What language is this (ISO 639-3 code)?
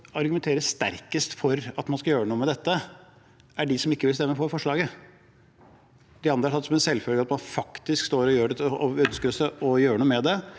nor